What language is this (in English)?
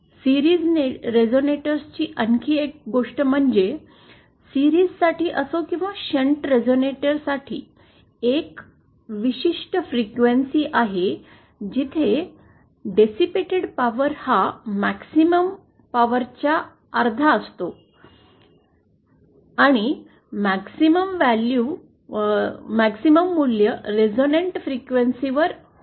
Marathi